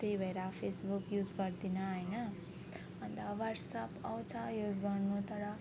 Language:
Nepali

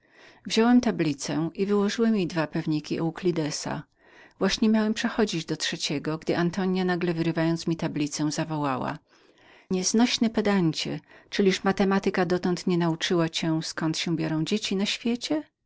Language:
Polish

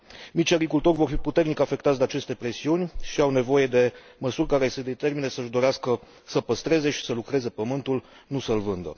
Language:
Romanian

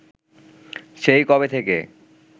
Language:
Bangla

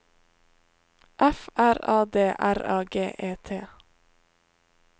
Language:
Norwegian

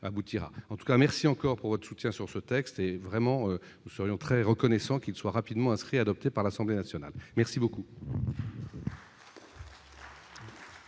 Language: French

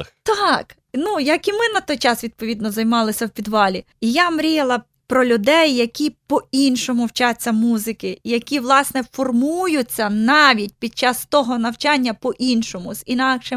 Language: Ukrainian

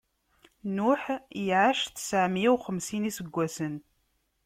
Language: Kabyle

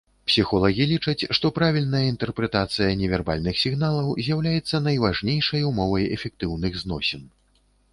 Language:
Belarusian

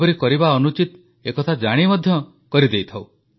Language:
Odia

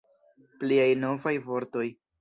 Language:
Esperanto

